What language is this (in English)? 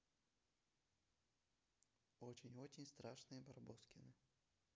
Russian